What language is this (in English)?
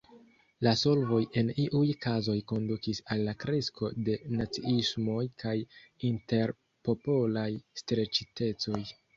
Esperanto